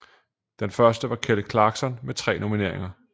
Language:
Danish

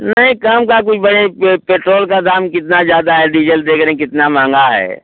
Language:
Hindi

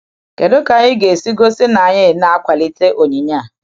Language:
Igbo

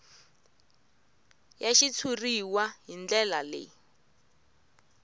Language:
Tsonga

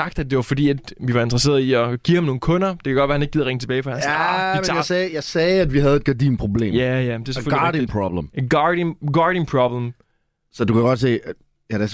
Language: Danish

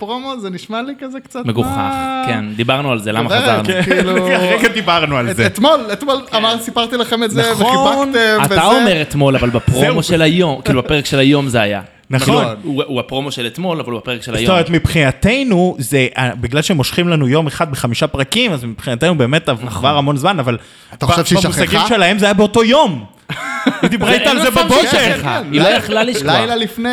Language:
Hebrew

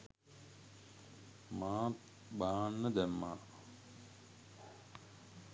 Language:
Sinhala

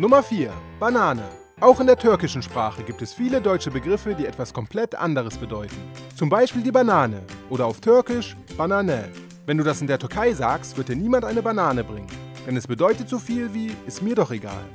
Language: German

